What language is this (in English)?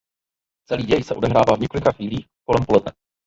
Czech